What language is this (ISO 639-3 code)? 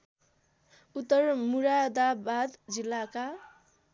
nep